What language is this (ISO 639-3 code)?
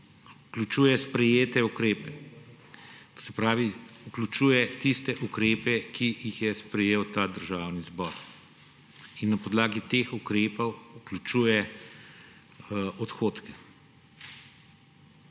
slv